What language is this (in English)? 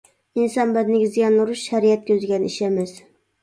Uyghur